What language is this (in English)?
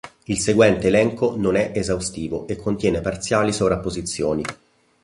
Italian